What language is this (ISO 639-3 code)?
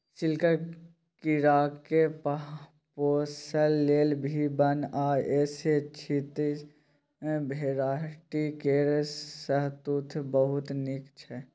mai